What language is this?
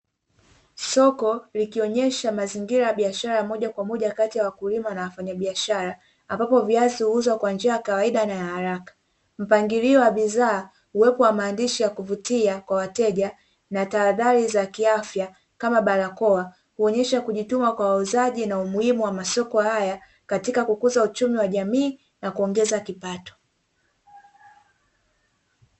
Swahili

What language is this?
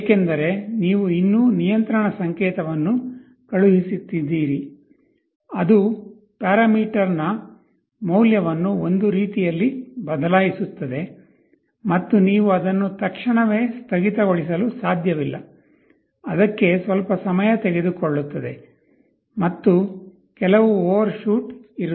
Kannada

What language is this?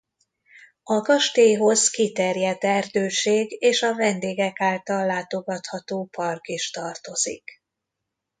Hungarian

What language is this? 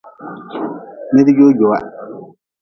Nawdm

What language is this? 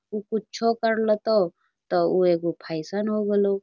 Magahi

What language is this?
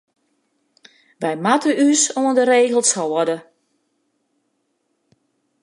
Western Frisian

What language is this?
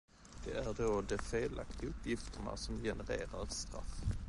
Swedish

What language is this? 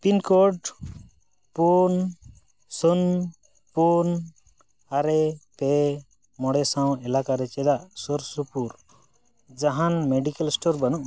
Santali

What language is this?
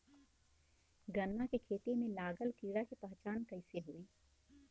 Bhojpuri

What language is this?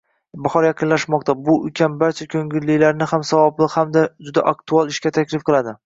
Uzbek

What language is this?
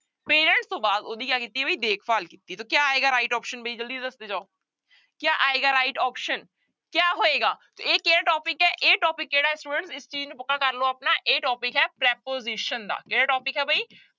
Punjabi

